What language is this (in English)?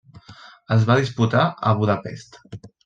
Catalan